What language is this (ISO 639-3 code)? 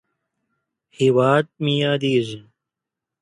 pus